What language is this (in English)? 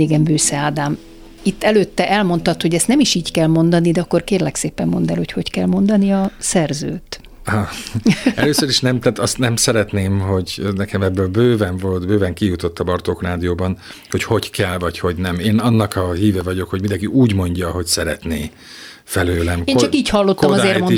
Hungarian